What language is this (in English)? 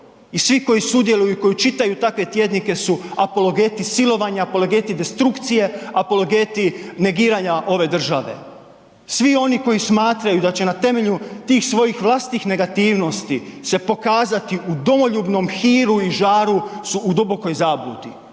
Croatian